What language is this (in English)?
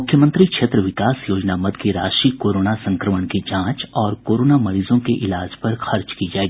Hindi